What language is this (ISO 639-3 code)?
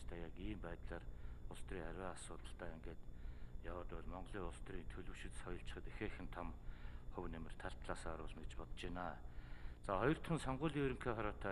tur